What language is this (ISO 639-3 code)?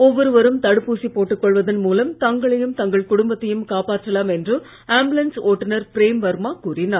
tam